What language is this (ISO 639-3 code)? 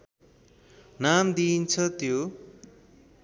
nep